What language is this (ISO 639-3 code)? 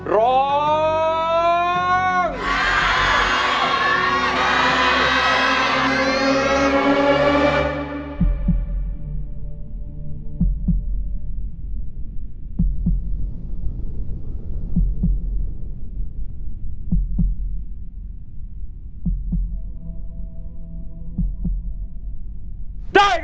tha